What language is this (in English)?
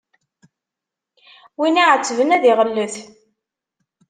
Kabyle